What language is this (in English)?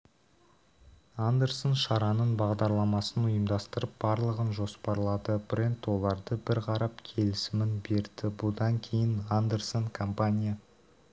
Kazakh